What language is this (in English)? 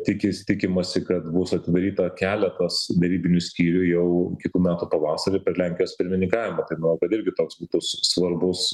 Lithuanian